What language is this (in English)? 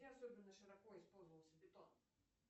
Russian